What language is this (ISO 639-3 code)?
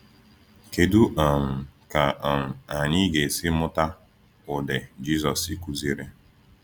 ibo